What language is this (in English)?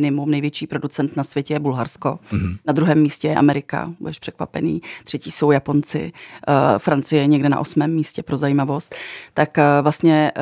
Czech